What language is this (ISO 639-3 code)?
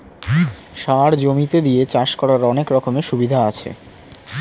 ben